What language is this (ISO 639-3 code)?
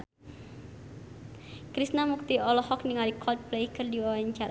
sun